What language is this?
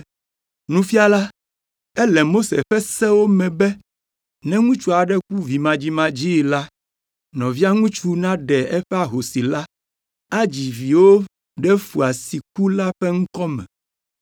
Ewe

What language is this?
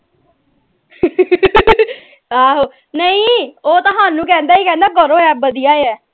Punjabi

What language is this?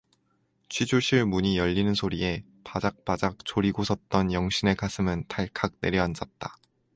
Korean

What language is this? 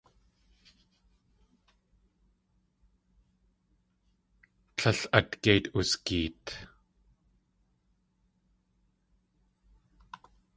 Tlingit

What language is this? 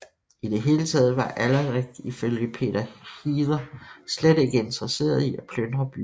Danish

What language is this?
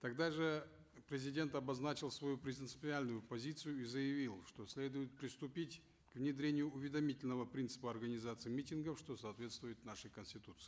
Kazakh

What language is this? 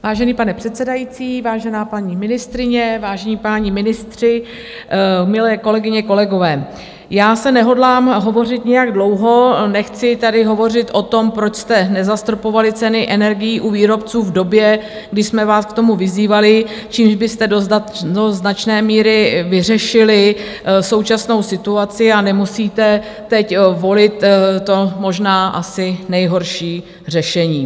Czech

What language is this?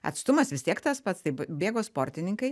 Lithuanian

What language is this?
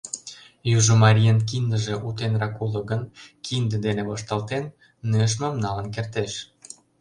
Mari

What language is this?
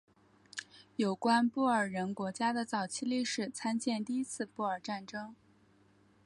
Chinese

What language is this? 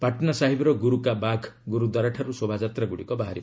Odia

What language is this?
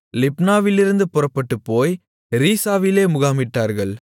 Tamil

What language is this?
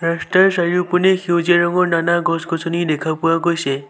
Assamese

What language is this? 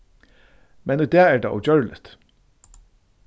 Faroese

